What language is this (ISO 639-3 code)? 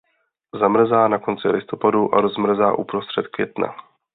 ces